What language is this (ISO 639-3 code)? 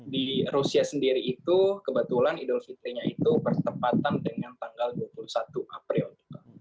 ind